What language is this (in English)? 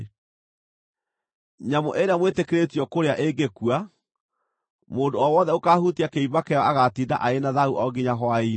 Kikuyu